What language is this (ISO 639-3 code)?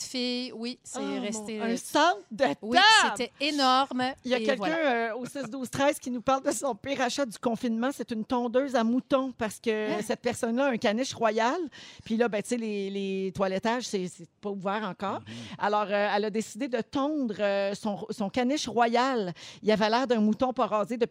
fra